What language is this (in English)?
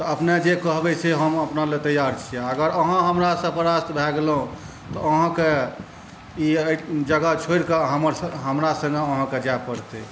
Maithili